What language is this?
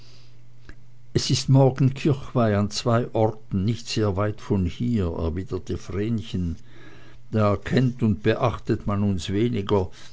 German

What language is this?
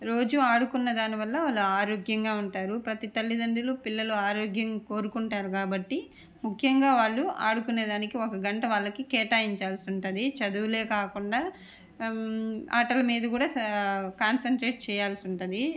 Telugu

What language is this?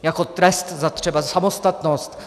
Czech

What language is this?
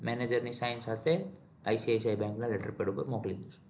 Gujarati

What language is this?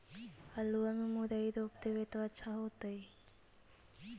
Magahi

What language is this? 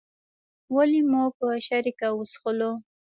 Pashto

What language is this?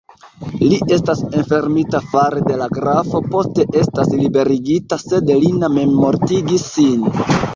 Esperanto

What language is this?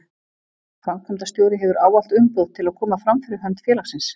Icelandic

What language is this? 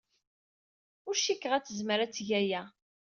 Kabyle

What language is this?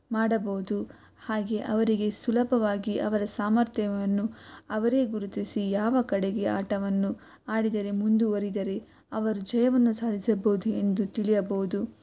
Kannada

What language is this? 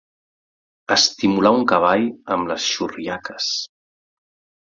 Catalan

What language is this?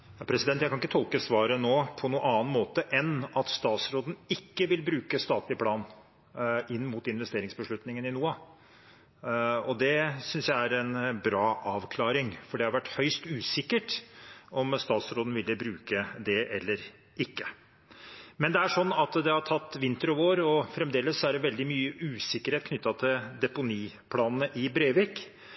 Norwegian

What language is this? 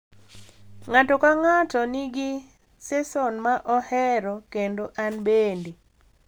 Luo (Kenya and Tanzania)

